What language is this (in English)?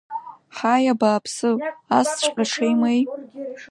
Abkhazian